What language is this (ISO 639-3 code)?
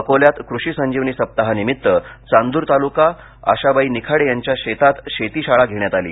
mar